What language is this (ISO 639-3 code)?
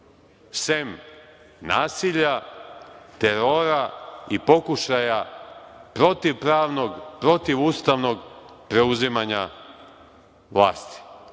srp